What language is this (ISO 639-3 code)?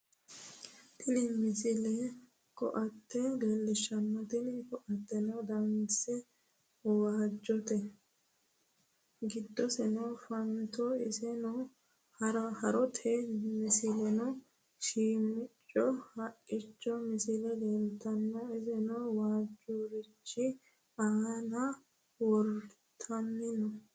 sid